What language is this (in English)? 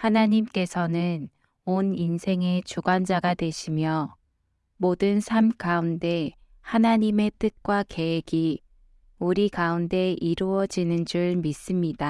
Korean